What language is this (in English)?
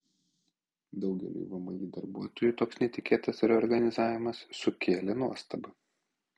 Lithuanian